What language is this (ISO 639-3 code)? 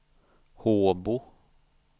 swe